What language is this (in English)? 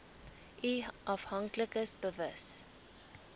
Afrikaans